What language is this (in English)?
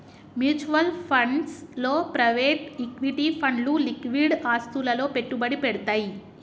Telugu